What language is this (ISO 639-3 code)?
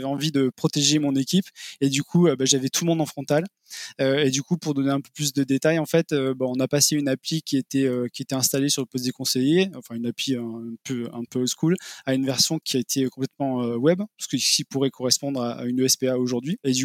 fra